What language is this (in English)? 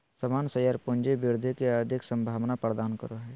Magahi